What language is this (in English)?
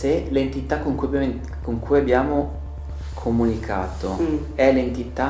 Italian